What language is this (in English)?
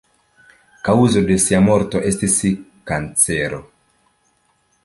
Esperanto